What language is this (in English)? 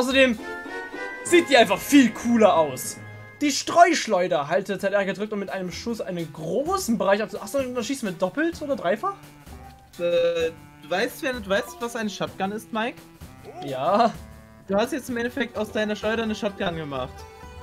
German